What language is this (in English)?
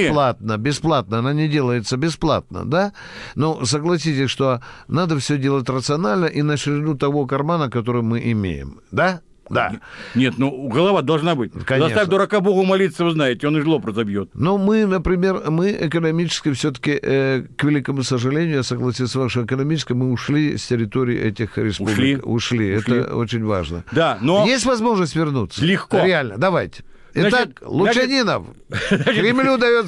Russian